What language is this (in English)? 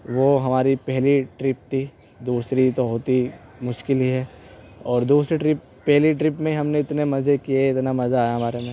Urdu